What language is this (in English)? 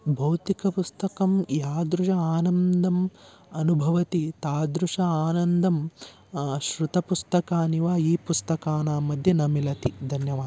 Sanskrit